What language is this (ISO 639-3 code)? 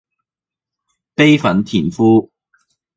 yue